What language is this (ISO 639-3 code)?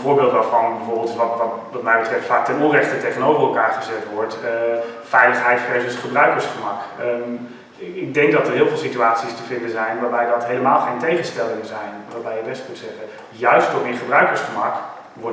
nld